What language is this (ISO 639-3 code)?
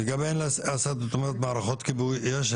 heb